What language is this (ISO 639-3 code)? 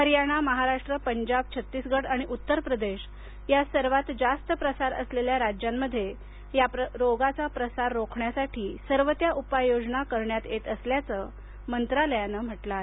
mar